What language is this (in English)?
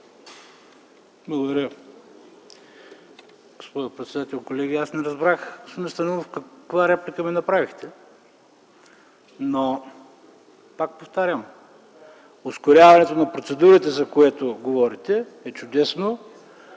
Bulgarian